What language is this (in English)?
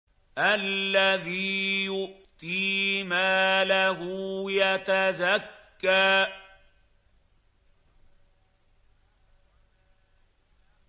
Arabic